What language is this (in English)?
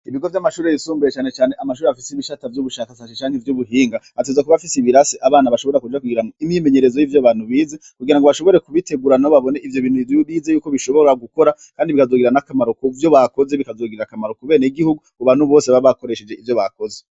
Rundi